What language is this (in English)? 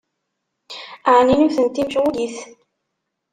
Kabyle